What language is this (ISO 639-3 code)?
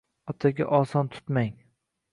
uzb